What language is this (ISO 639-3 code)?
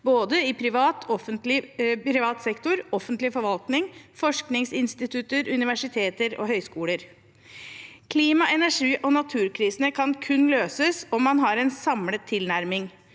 nor